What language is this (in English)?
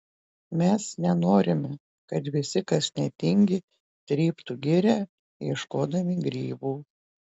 Lithuanian